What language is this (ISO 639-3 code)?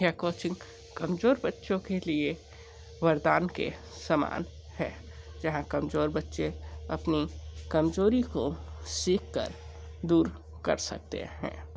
hin